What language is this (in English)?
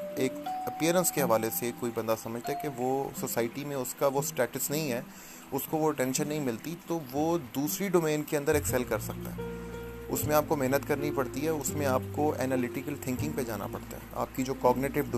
Urdu